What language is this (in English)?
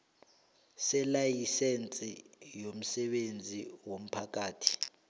South Ndebele